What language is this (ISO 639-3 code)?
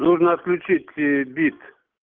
rus